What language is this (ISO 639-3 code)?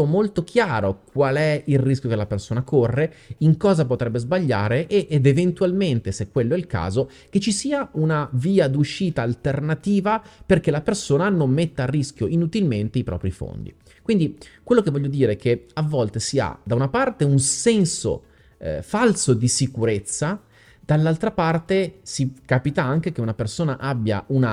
ita